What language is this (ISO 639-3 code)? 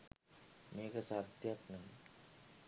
sin